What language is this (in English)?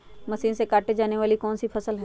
Magahi